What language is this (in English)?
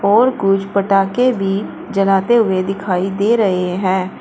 Hindi